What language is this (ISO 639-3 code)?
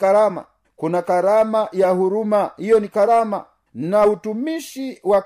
swa